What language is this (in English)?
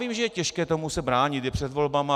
Czech